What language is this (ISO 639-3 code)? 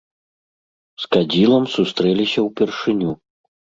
bel